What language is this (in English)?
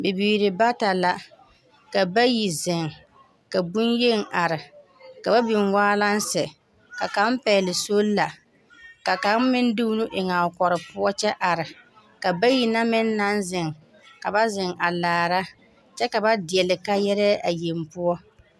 Southern Dagaare